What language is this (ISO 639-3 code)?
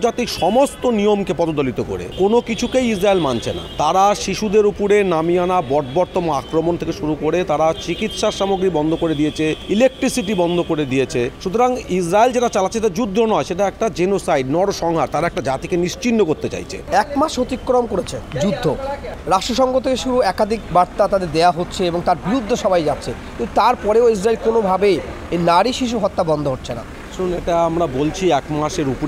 ron